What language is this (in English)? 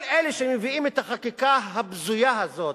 Hebrew